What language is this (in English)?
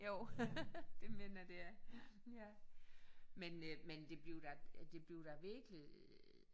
Danish